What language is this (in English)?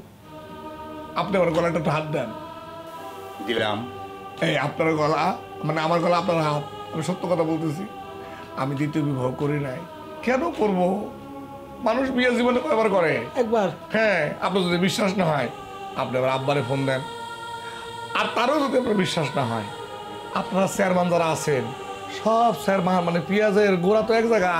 Hindi